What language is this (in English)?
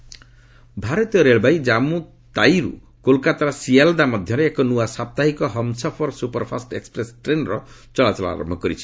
Odia